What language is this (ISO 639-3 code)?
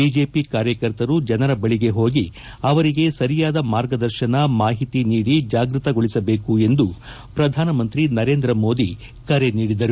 kan